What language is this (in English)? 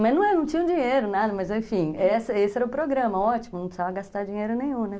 Portuguese